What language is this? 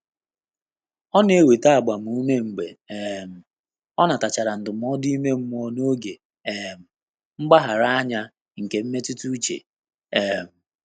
Igbo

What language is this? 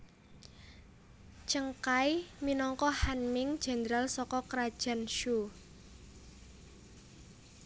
Javanese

